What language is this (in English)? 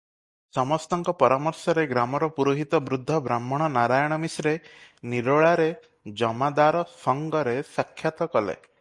Odia